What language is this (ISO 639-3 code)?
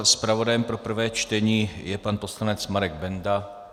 ces